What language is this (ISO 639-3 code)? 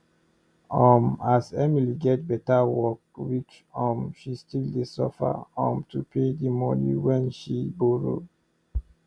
pcm